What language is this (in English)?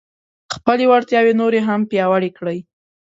Pashto